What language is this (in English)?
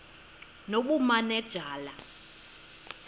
Xhosa